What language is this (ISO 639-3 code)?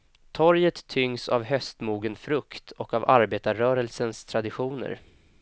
swe